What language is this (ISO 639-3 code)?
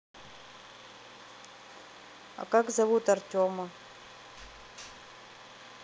rus